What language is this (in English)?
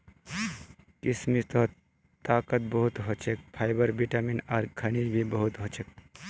Magahi